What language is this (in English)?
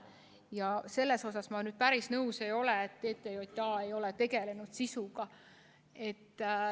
Estonian